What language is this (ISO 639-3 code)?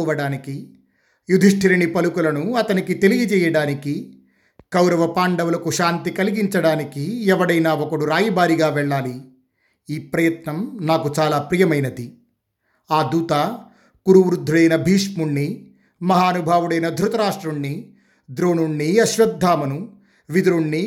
tel